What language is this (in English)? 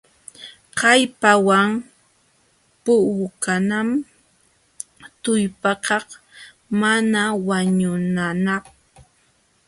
Jauja Wanca Quechua